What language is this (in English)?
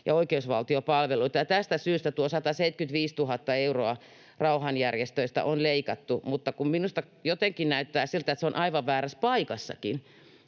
Finnish